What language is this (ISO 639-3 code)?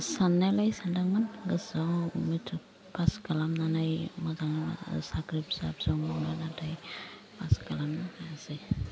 brx